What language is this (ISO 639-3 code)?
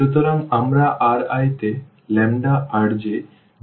ben